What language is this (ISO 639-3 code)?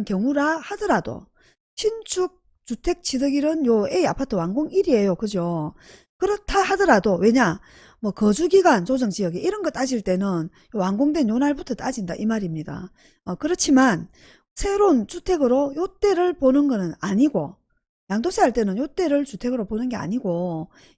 kor